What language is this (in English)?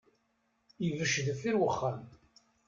Kabyle